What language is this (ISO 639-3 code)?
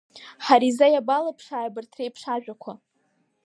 abk